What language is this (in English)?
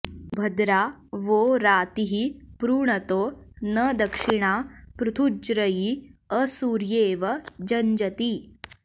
Sanskrit